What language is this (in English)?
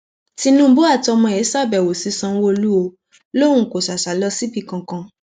Yoruba